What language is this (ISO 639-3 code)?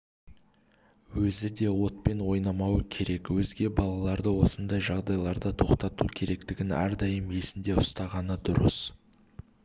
kaz